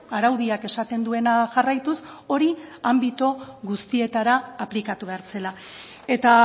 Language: Basque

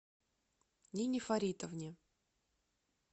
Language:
Russian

